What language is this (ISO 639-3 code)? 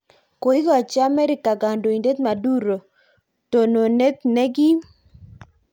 kln